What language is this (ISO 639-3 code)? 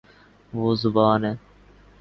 urd